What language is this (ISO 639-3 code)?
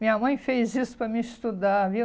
por